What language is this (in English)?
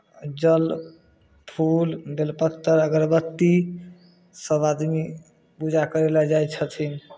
Maithili